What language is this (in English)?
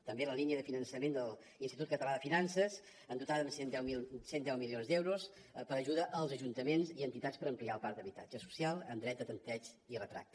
Catalan